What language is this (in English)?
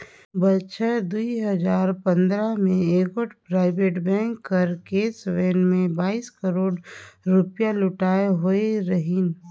Chhattisgarhi